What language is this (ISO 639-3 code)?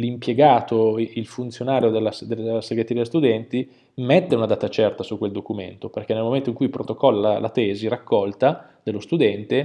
ita